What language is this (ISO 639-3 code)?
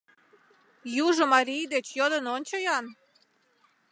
chm